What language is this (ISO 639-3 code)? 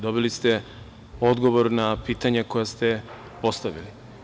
srp